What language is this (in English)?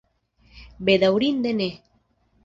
Esperanto